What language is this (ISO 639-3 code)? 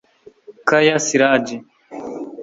kin